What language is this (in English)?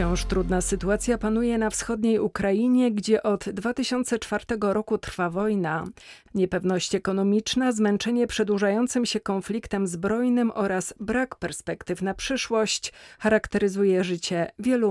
Polish